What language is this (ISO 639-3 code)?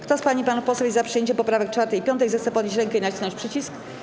pol